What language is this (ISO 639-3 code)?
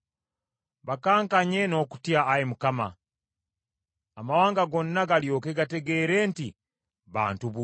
lug